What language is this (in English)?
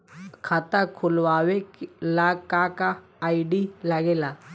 Bhojpuri